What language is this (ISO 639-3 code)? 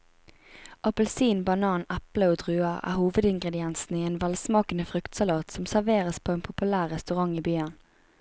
nor